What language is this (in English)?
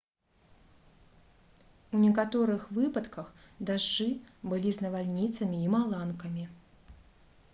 Belarusian